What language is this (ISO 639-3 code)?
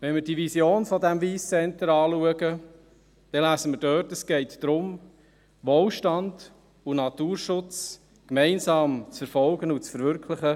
gsw